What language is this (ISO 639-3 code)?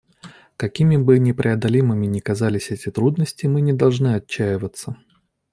rus